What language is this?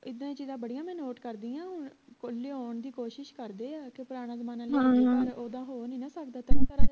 Punjabi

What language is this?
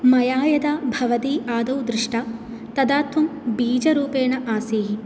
Sanskrit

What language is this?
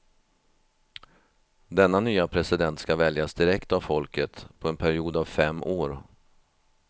Swedish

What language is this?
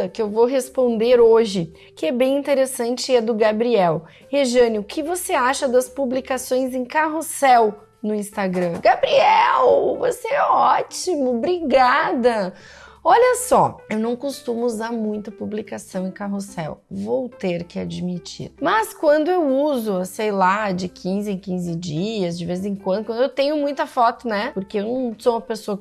Portuguese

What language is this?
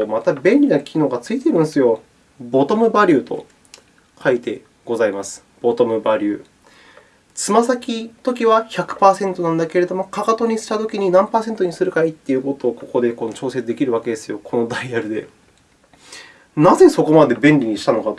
Japanese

